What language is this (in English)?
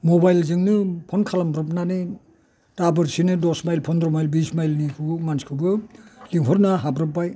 Bodo